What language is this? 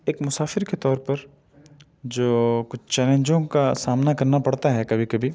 Urdu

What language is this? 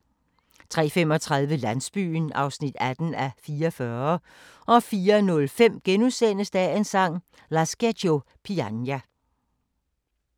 Danish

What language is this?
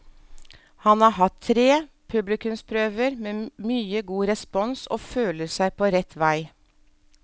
Norwegian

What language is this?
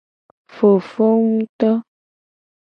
Gen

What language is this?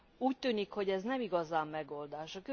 Hungarian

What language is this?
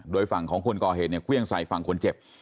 Thai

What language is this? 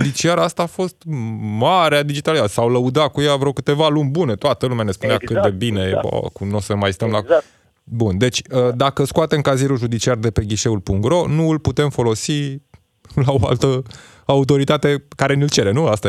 Romanian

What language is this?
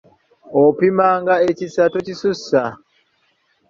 Ganda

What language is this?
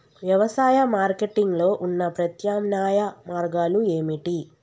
Telugu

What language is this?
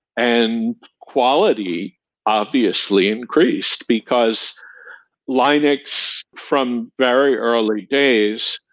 English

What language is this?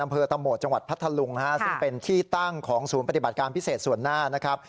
Thai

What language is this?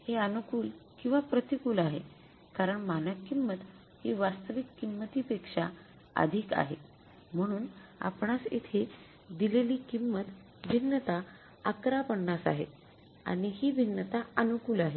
Marathi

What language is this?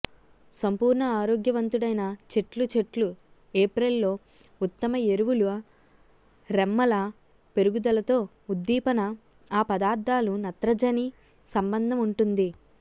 Telugu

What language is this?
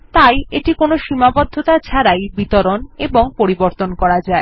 Bangla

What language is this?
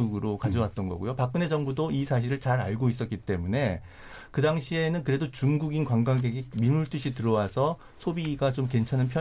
Korean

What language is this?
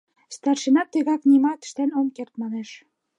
Mari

